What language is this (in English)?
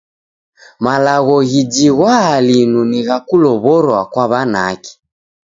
Taita